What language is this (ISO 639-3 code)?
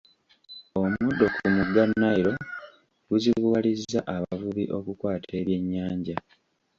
lug